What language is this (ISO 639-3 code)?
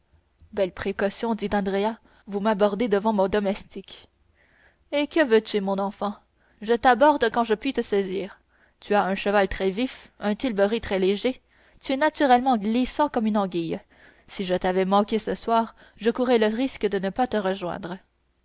fra